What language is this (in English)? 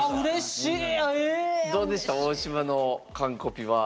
Japanese